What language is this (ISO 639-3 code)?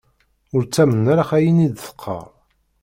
kab